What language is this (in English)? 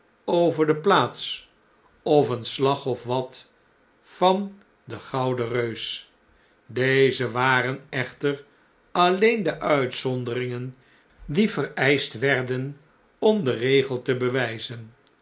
Dutch